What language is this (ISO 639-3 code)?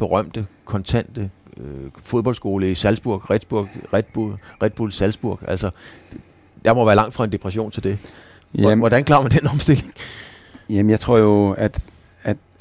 dan